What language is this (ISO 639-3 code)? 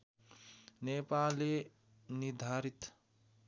nep